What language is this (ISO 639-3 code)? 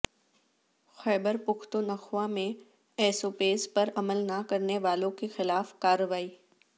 urd